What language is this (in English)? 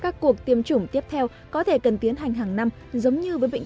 Vietnamese